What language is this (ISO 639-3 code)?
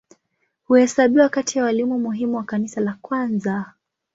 swa